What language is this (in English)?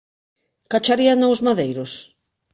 Galician